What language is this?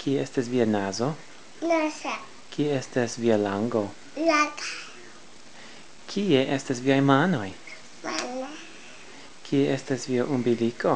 Esperanto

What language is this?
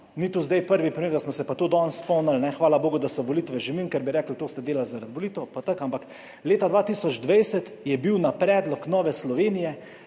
Slovenian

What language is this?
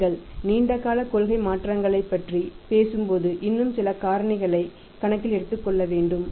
Tamil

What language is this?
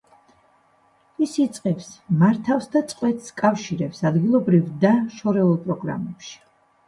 Georgian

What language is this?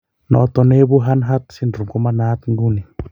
Kalenjin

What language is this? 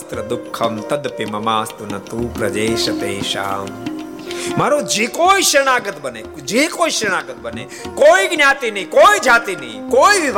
Gujarati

